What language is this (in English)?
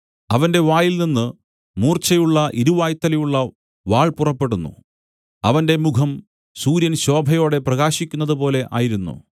Malayalam